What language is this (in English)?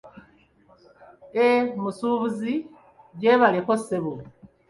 Ganda